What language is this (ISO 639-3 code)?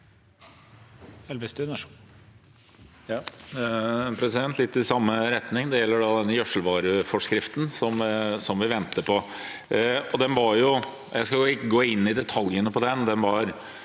nor